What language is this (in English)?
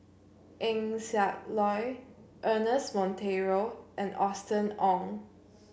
English